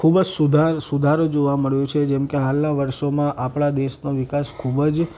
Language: Gujarati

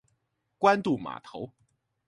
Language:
Chinese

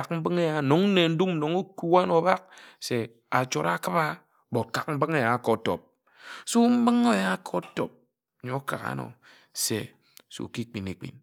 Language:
Ejagham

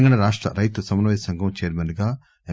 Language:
Telugu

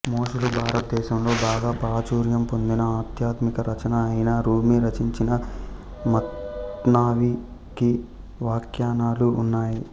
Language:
Telugu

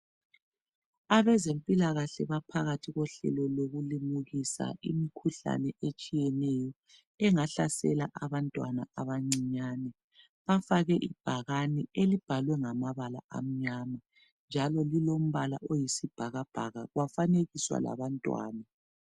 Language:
North Ndebele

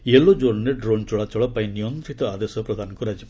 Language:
Odia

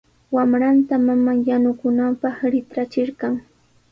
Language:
Sihuas Ancash Quechua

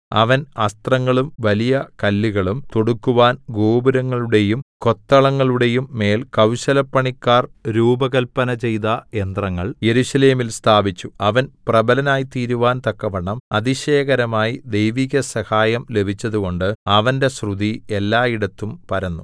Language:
Malayalam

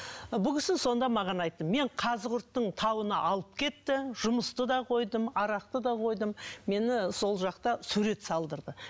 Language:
Kazakh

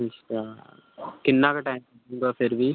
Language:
Punjabi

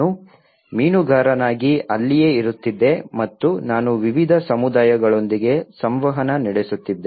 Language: Kannada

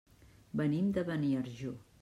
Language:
Catalan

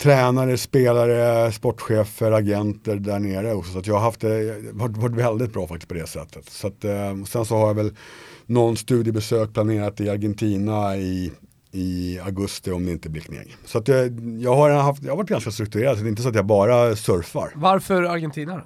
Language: Swedish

